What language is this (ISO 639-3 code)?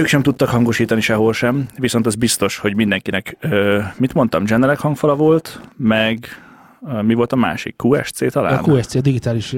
hun